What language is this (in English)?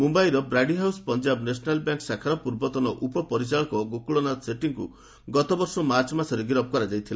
Odia